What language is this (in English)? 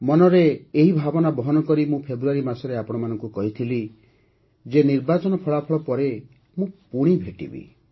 Odia